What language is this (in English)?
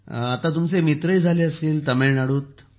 Marathi